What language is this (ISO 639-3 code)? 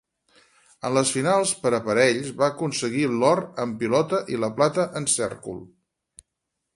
cat